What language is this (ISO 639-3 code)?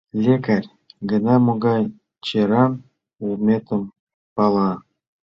chm